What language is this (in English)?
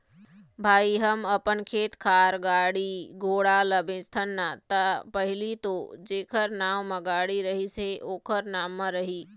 Chhattisgarhi